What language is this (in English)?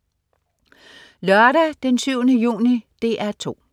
Danish